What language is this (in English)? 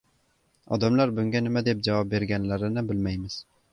Uzbek